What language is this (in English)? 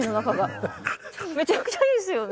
Japanese